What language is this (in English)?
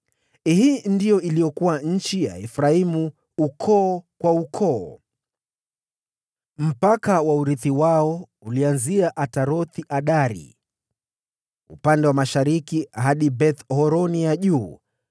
Swahili